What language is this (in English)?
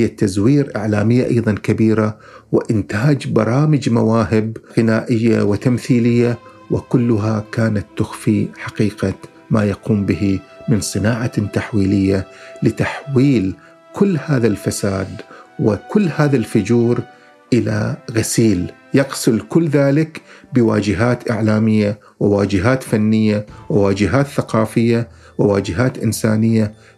Arabic